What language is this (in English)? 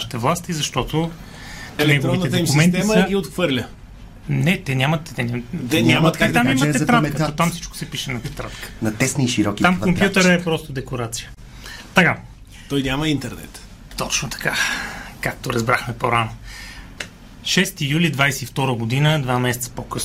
Bulgarian